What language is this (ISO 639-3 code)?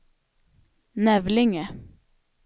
swe